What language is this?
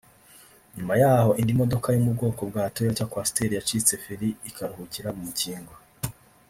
Kinyarwanda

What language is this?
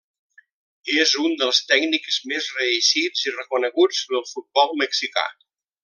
Catalan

